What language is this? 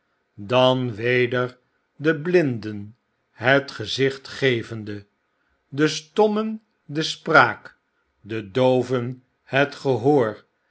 Dutch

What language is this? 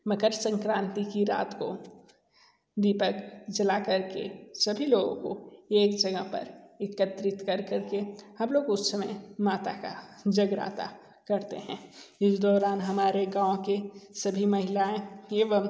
Hindi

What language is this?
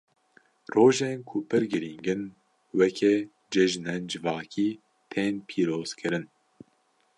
Kurdish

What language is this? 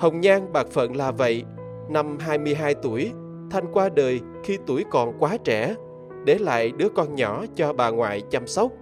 Vietnamese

